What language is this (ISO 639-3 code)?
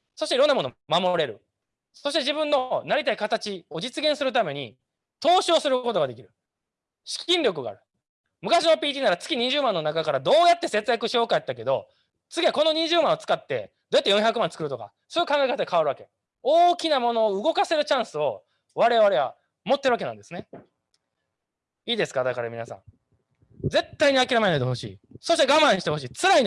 jpn